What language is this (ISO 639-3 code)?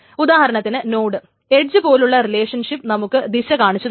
mal